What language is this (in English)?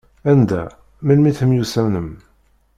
Kabyle